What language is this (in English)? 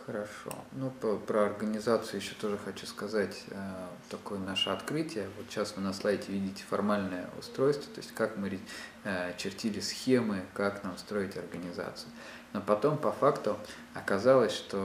Russian